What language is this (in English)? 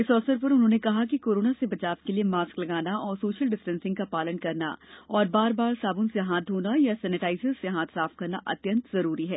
Hindi